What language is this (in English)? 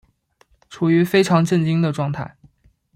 Chinese